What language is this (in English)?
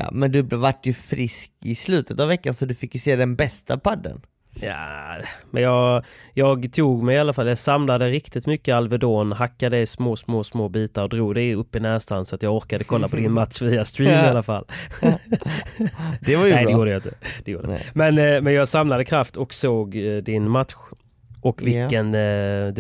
Swedish